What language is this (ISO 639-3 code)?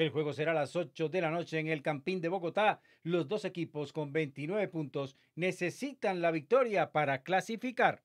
spa